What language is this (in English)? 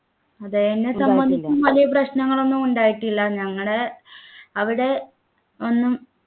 Malayalam